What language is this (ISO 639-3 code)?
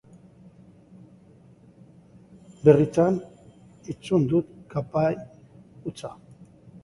eus